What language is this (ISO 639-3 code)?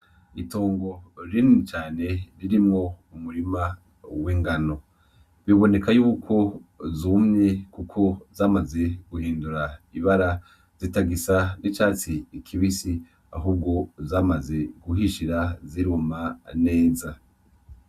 run